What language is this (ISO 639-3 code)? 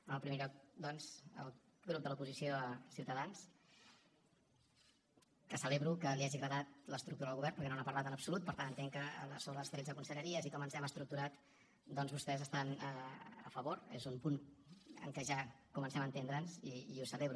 cat